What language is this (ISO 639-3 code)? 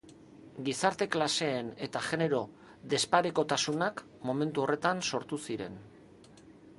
eus